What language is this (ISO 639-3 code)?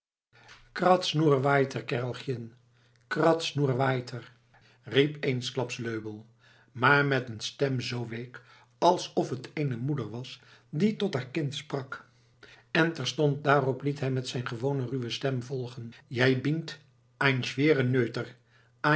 nld